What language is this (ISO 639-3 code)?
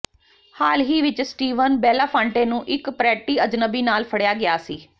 pan